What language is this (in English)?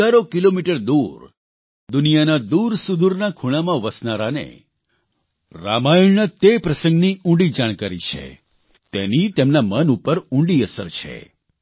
Gujarati